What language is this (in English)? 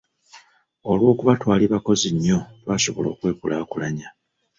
Ganda